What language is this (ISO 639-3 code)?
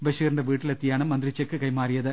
mal